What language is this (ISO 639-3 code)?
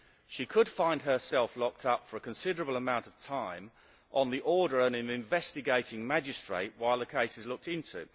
eng